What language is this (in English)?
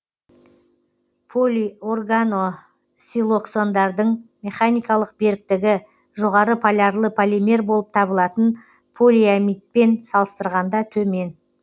Kazakh